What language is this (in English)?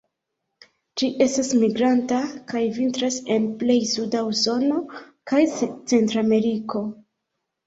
Esperanto